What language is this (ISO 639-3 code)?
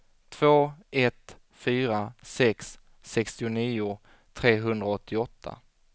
swe